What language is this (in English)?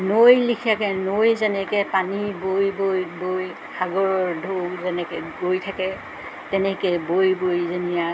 Assamese